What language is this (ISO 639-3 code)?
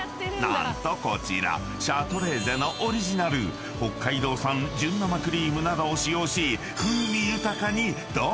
jpn